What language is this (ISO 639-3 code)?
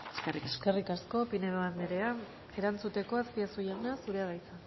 eus